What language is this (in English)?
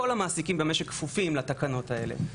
Hebrew